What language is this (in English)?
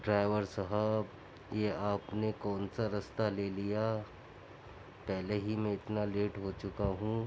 Urdu